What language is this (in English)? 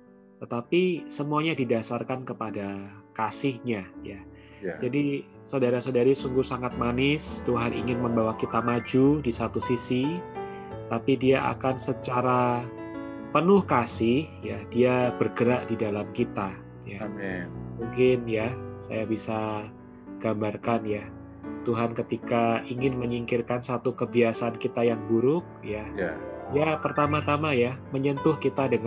Indonesian